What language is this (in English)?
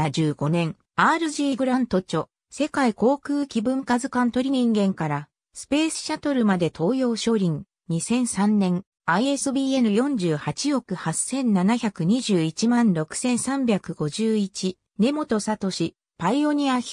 Japanese